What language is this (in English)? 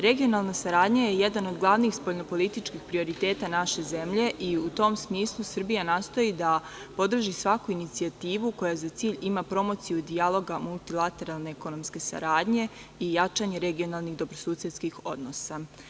Serbian